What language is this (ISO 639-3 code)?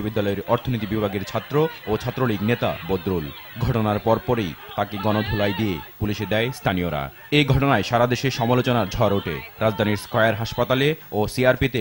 ita